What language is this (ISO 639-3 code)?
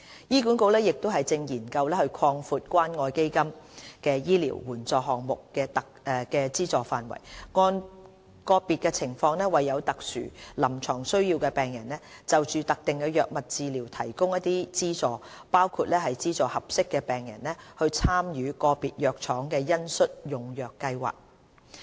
yue